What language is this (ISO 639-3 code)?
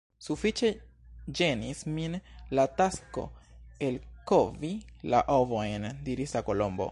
epo